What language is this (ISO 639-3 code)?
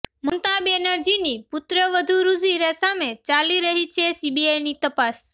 guj